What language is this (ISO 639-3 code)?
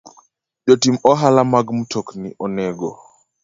luo